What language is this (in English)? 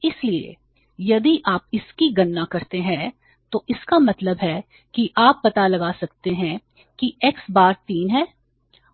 Hindi